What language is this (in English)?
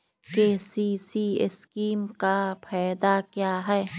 Magahi